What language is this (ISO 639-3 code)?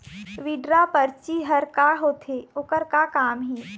hne